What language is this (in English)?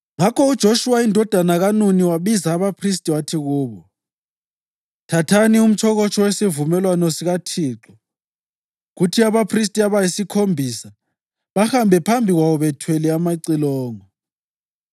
North Ndebele